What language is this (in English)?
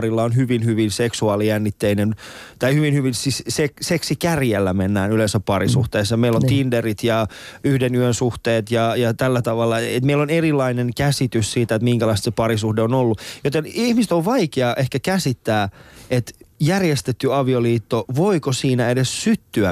Finnish